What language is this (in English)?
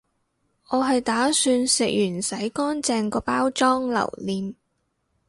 Cantonese